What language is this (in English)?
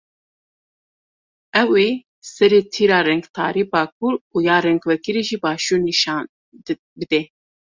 Kurdish